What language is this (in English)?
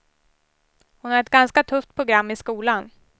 Swedish